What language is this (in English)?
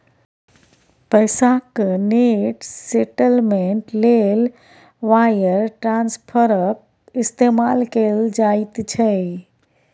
Maithili